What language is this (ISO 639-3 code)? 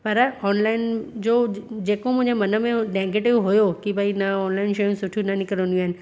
snd